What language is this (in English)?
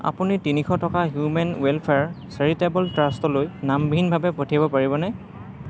Assamese